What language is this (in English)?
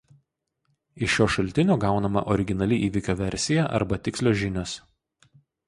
Lithuanian